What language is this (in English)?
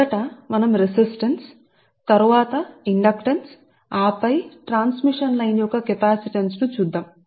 Telugu